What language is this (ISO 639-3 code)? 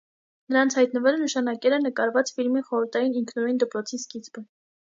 hye